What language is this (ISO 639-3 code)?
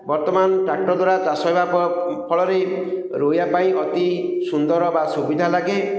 ori